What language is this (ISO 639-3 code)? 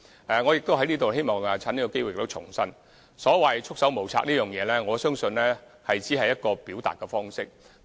yue